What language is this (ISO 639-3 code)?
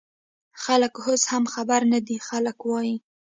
pus